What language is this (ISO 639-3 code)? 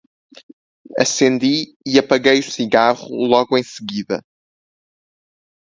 por